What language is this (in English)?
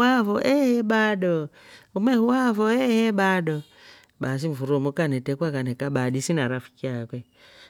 Rombo